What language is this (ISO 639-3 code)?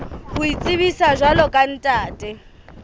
sot